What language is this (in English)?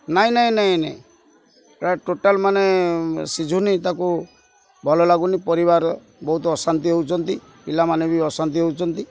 Odia